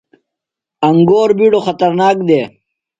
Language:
Phalura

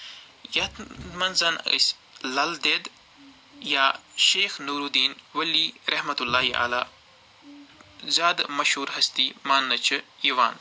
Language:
Kashmiri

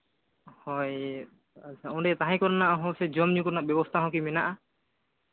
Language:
Santali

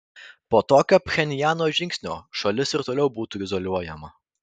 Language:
Lithuanian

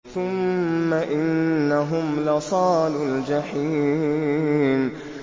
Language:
Arabic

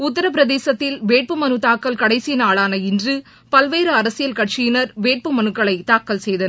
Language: Tamil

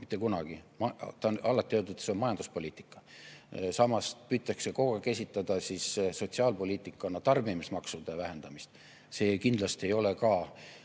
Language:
Estonian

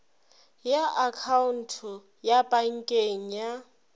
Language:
Northern Sotho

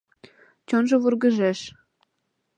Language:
Mari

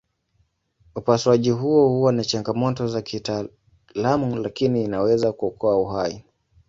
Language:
Swahili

